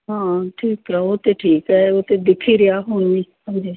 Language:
Punjabi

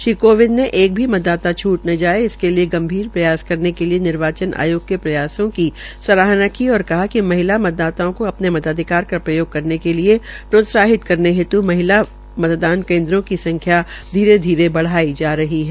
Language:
Hindi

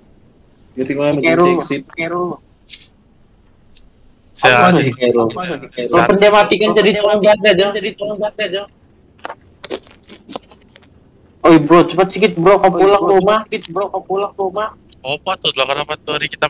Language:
Indonesian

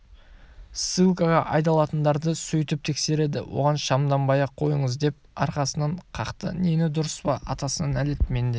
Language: Kazakh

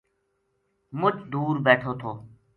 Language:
Gujari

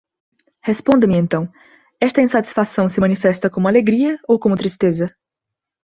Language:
Portuguese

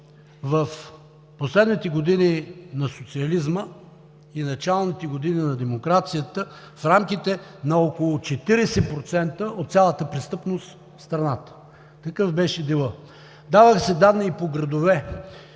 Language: Bulgarian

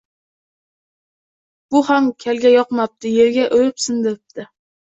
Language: Uzbek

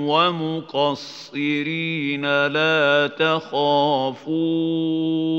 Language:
Arabic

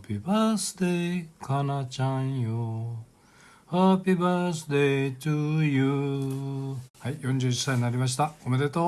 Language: Japanese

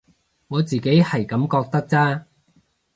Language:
Cantonese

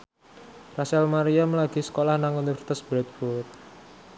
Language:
Javanese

